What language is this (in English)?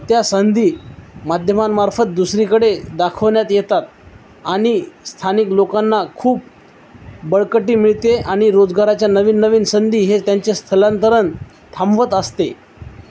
Marathi